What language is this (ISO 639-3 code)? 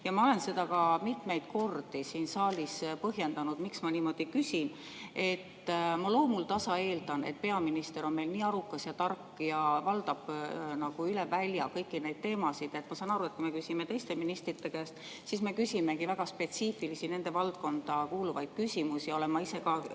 est